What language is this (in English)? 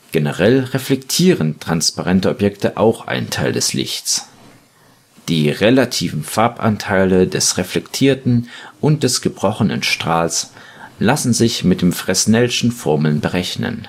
German